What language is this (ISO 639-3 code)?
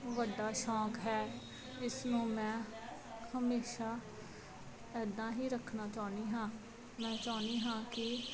pan